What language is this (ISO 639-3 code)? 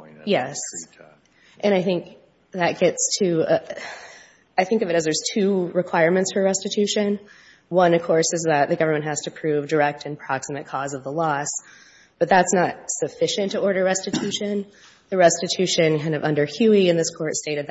eng